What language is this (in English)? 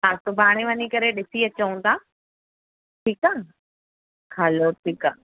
Sindhi